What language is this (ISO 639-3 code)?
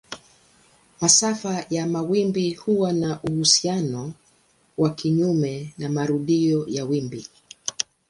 swa